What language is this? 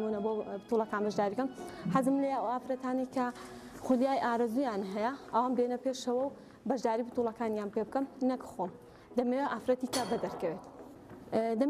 Turkish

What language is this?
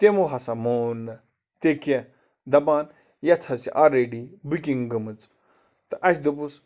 Kashmiri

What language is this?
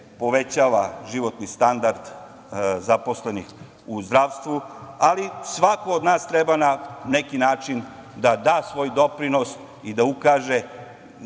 Serbian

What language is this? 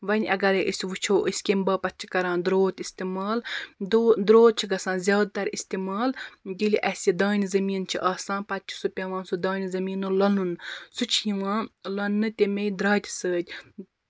Kashmiri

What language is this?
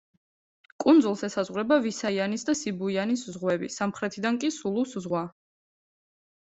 Georgian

